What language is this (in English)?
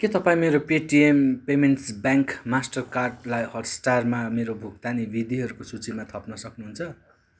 Nepali